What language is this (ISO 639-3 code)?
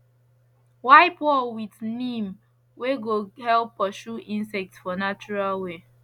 pcm